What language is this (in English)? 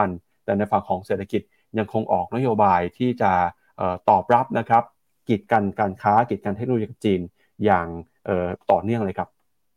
Thai